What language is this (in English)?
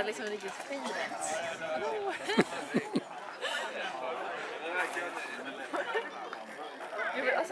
Swedish